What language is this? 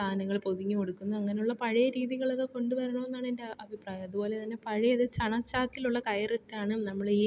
Malayalam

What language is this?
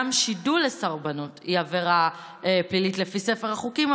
Hebrew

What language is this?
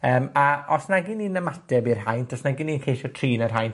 Welsh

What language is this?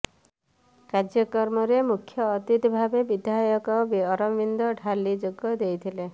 Odia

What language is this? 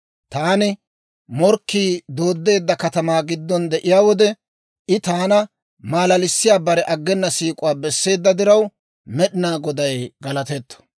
Dawro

